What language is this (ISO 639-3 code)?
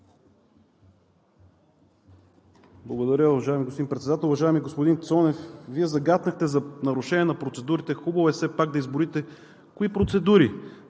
bul